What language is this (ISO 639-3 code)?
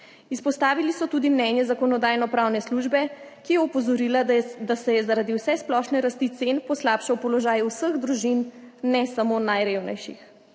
slv